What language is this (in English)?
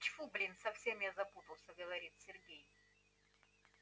Russian